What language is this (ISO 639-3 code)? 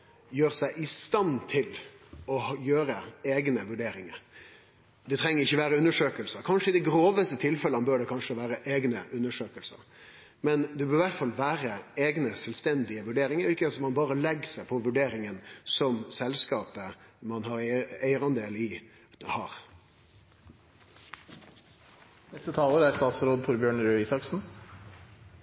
nor